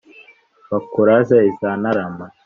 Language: Kinyarwanda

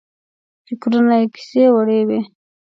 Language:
Pashto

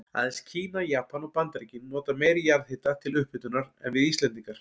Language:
Icelandic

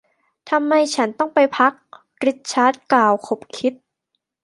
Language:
Thai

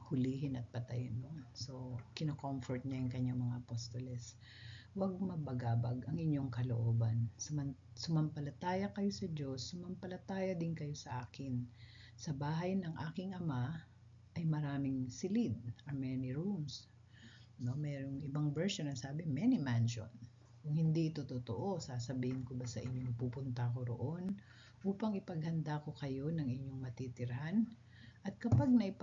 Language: Filipino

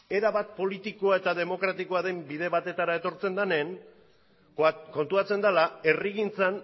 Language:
Basque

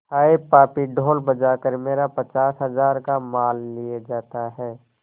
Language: Hindi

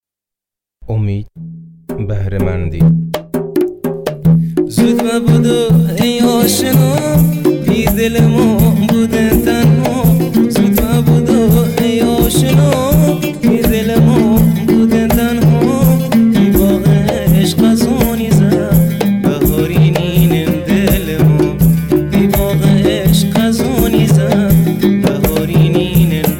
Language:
Persian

